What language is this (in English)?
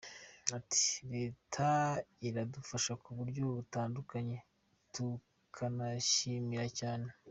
Kinyarwanda